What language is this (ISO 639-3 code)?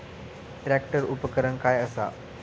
mar